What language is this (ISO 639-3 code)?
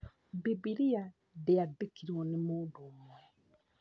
kik